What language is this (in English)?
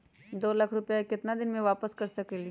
Magahi